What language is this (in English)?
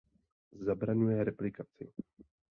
Czech